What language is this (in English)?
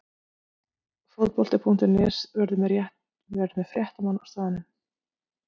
Icelandic